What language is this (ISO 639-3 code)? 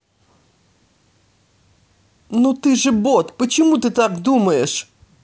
rus